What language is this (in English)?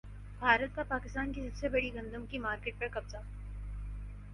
Urdu